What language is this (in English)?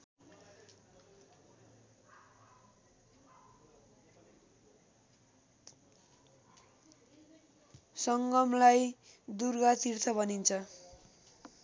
Nepali